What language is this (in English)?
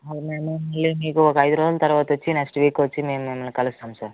Telugu